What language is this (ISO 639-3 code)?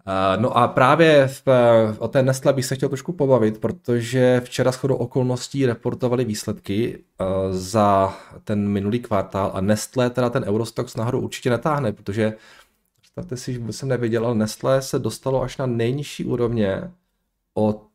ces